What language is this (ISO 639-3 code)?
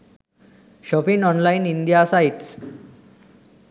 sin